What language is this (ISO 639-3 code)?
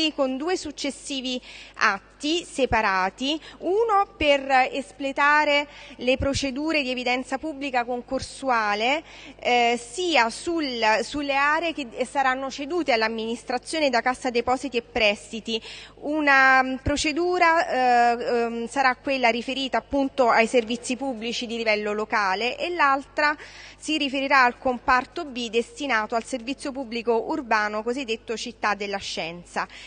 ita